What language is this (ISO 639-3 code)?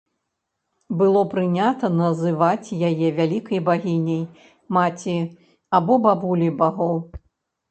bel